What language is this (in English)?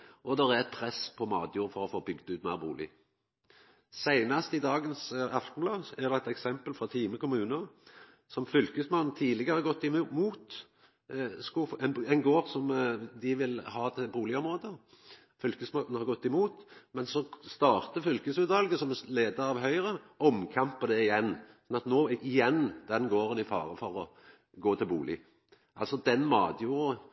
Norwegian Nynorsk